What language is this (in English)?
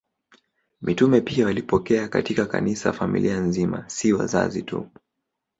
Swahili